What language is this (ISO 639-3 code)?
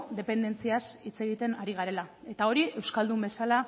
eus